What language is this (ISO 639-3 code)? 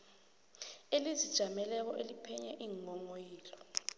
nbl